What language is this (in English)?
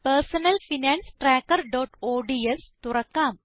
Malayalam